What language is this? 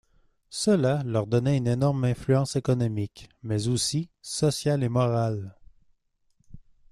French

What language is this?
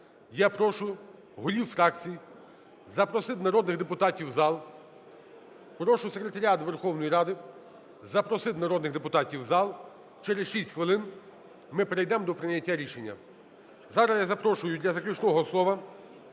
Ukrainian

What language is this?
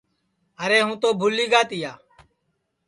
Sansi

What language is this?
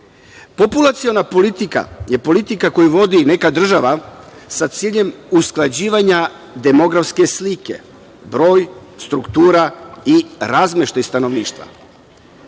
Serbian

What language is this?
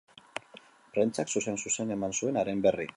Basque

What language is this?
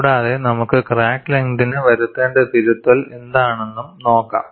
Malayalam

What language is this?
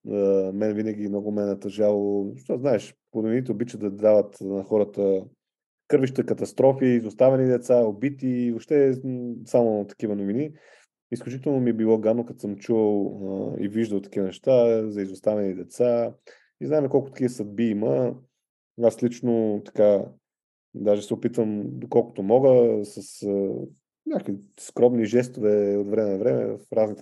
Bulgarian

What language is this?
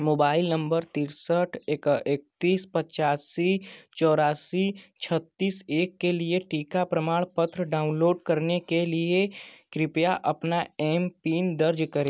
Hindi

